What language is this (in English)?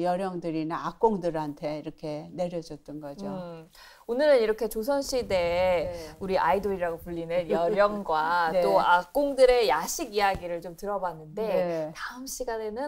Korean